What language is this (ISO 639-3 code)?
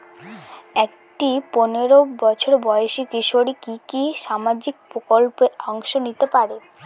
ben